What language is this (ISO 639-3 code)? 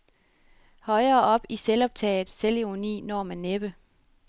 dan